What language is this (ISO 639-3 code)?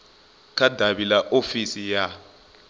ven